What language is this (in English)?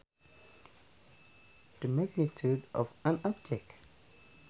Sundanese